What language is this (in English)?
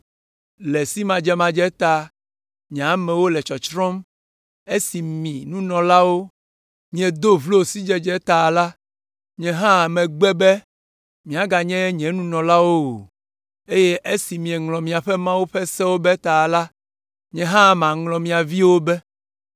Ewe